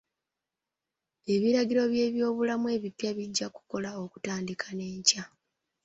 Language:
Ganda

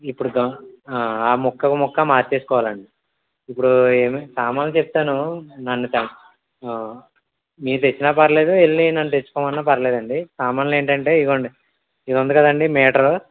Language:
Telugu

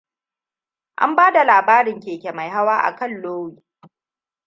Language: Hausa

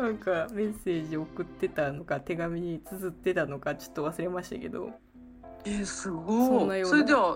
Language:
Japanese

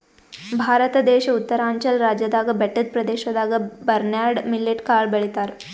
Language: Kannada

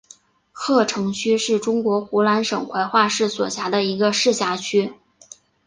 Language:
Chinese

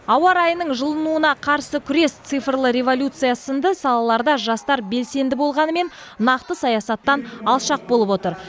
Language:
Kazakh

